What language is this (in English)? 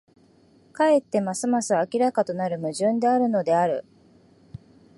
Japanese